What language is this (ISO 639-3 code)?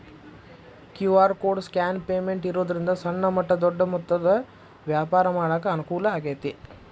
kan